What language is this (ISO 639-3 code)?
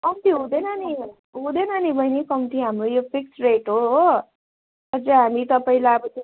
nep